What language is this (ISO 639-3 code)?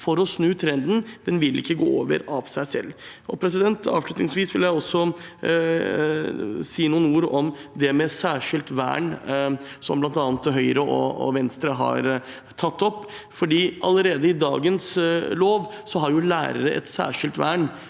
nor